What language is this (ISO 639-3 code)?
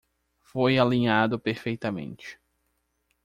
por